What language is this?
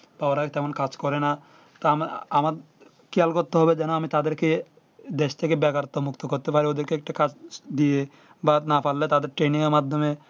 Bangla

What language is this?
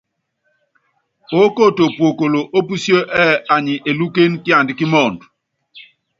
Yangben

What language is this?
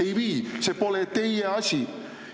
Estonian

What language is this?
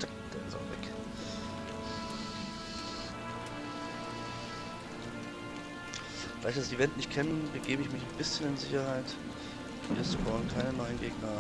German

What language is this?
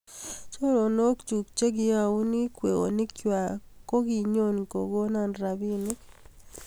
Kalenjin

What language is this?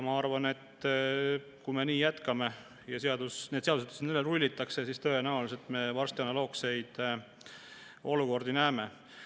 Estonian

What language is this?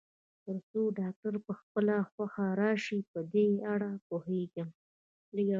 Pashto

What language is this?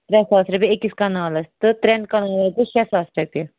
Kashmiri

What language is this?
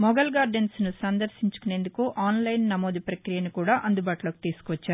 Telugu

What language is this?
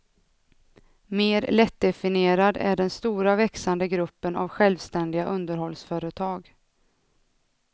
Swedish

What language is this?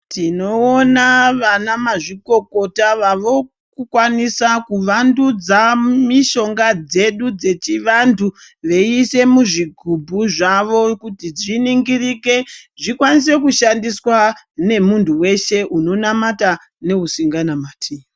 Ndau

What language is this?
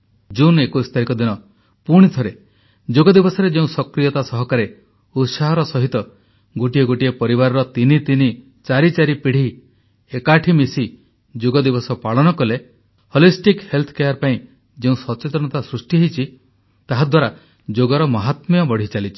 Odia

